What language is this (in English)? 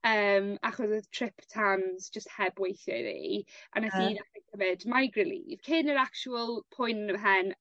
Welsh